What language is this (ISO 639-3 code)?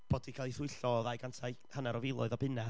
cym